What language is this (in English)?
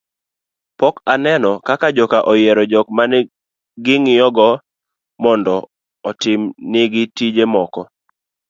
Luo (Kenya and Tanzania)